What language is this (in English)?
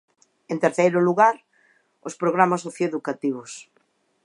Galician